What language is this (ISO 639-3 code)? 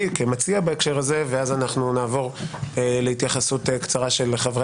heb